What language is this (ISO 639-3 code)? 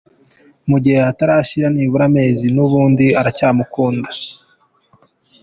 kin